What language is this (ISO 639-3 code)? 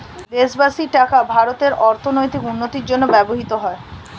ben